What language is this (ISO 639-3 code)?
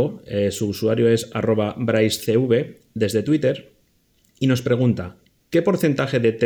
spa